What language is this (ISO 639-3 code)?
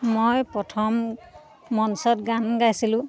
asm